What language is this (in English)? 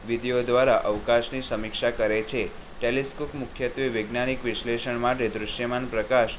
Gujarati